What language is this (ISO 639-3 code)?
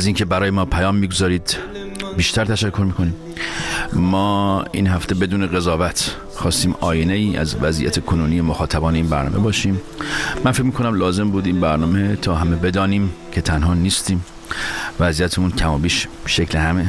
fas